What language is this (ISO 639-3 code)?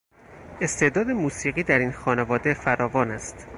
fas